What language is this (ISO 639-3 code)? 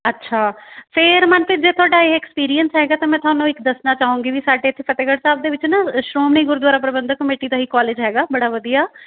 pan